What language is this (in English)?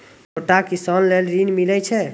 Maithili